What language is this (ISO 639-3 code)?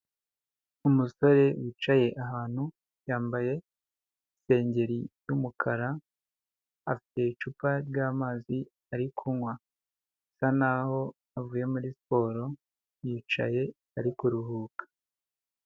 kin